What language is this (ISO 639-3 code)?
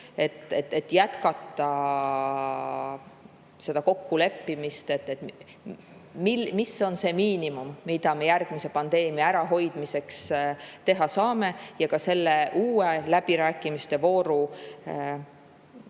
est